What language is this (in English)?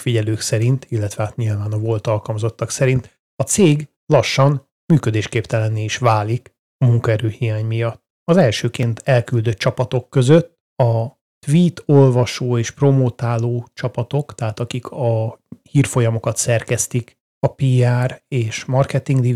Hungarian